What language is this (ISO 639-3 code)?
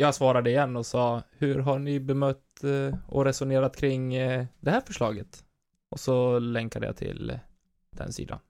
swe